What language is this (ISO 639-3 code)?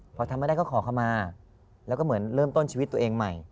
tha